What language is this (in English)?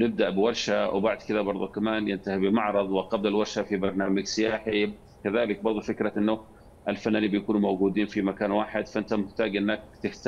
Arabic